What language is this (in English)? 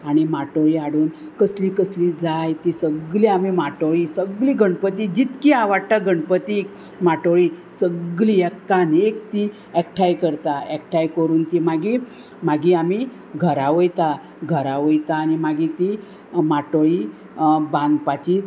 Konkani